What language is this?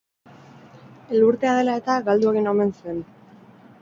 Basque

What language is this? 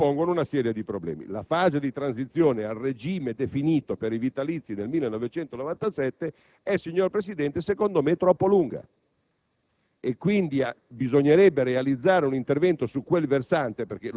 Italian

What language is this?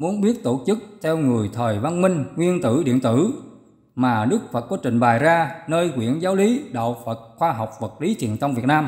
Vietnamese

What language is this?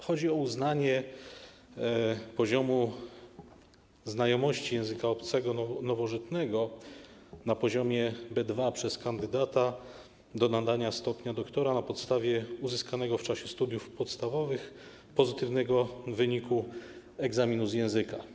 Polish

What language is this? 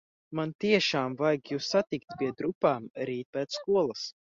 Latvian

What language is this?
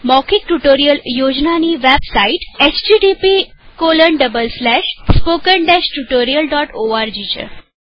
Gujarati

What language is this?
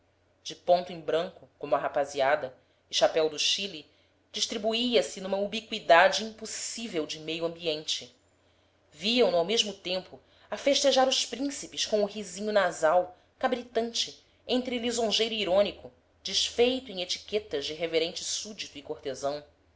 Portuguese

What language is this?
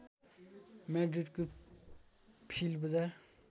Nepali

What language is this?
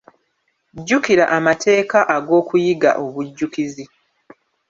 Ganda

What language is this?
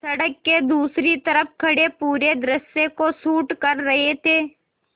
Hindi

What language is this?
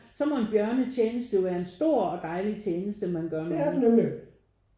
Danish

